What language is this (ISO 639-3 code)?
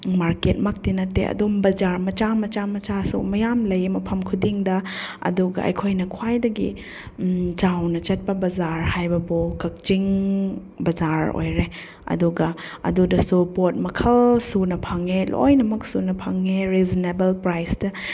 mni